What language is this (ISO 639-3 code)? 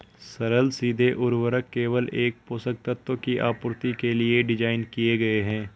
hin